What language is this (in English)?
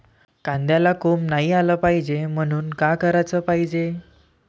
Marathi